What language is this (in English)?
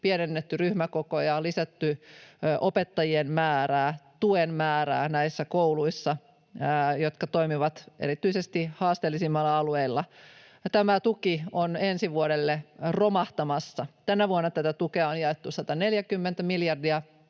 Finnish